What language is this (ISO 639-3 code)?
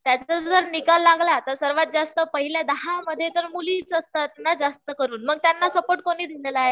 mar